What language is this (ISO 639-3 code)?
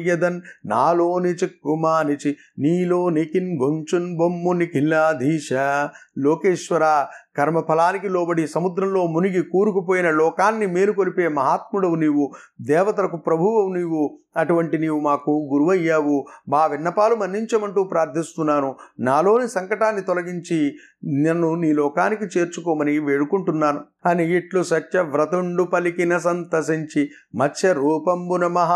tel